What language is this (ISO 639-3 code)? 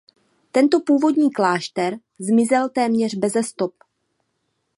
ces